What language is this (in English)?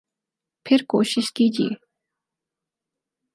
Urdu